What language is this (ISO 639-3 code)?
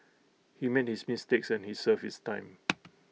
eng